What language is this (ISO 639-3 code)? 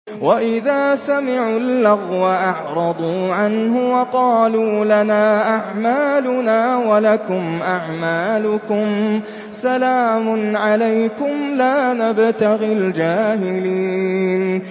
ara